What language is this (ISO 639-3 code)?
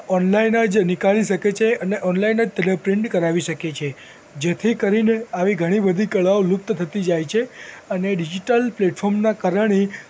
guj